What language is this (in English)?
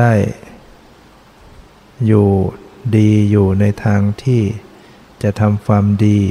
Thai